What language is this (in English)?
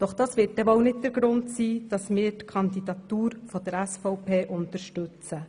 Swiss German